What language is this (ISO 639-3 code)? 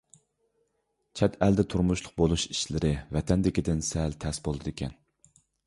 uig